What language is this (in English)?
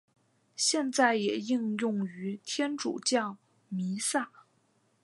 Chinese